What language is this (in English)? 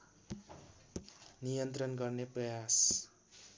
Nepali